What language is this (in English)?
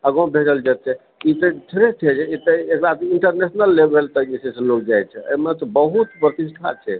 Maithili